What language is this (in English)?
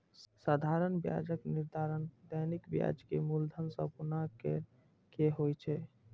Maithili